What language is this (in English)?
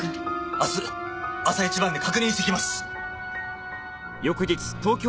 Japanese